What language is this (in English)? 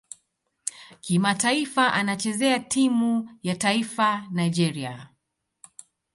Swahili